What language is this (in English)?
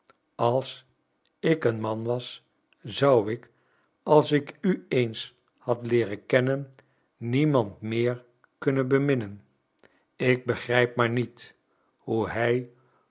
Dutch